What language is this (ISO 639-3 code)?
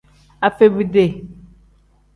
kdh